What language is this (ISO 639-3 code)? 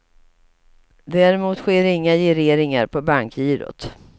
swe